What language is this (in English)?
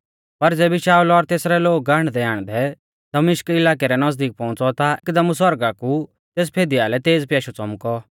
Mahasu Pahari